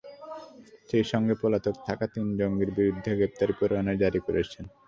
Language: Bangla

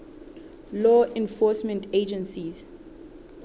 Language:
Southern Sotho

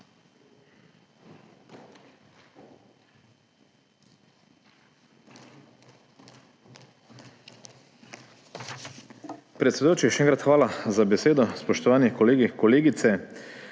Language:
Slovenian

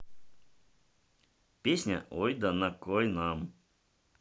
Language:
Russian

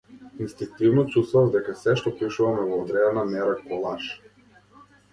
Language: Macedonian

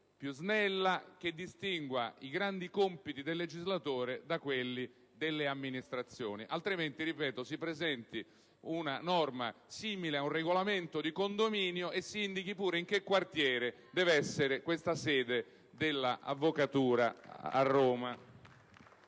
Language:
Italian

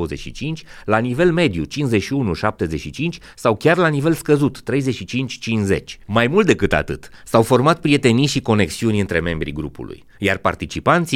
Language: Romanian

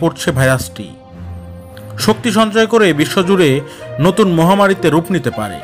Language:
Hindi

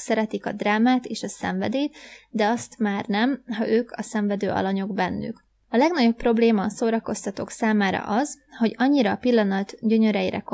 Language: Hungarian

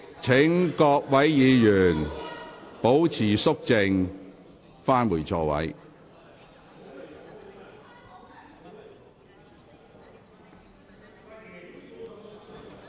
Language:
Cantonese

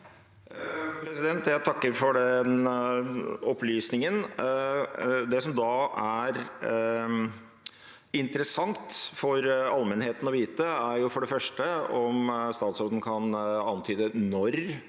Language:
Norwegian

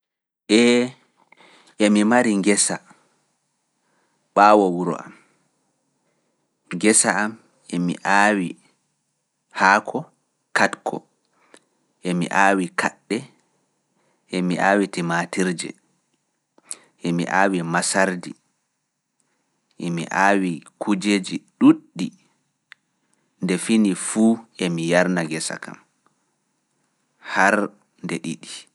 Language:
Fula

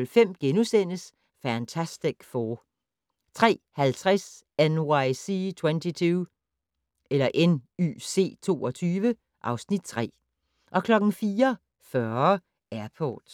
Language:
Danish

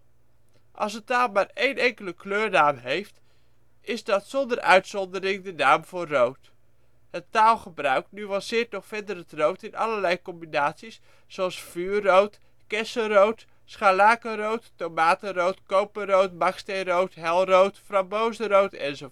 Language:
Dutch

